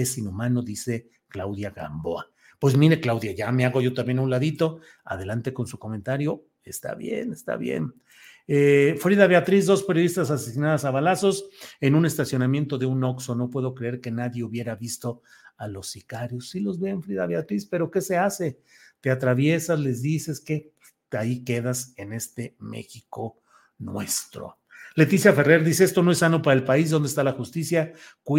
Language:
Spanish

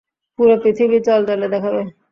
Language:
Bangla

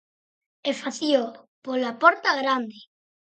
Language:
Galician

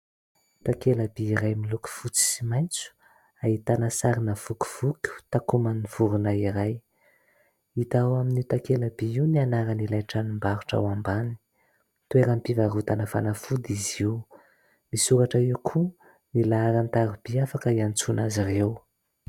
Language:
Malagasy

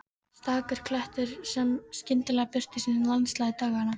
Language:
Icelandic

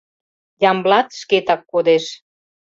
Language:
Mari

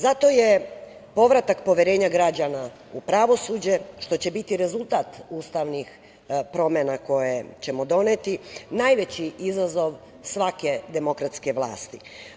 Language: Serbian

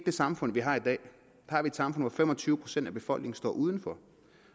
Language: Danish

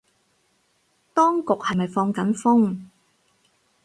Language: Cantonese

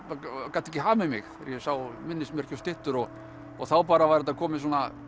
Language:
Icelandic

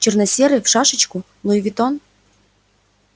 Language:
Russian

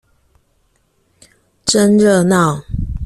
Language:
Chinese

